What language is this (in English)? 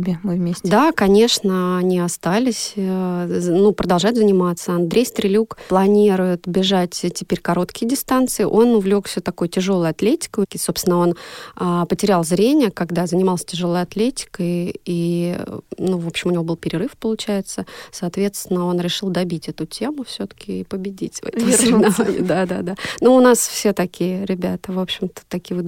Russian